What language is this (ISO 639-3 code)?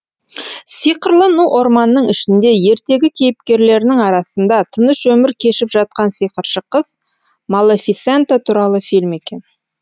kaz